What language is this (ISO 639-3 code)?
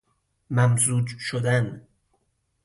fas